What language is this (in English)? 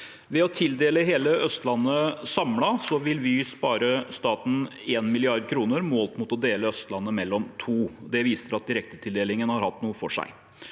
Norwegian